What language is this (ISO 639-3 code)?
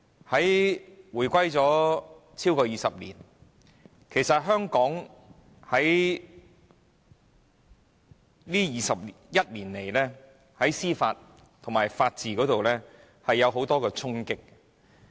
yue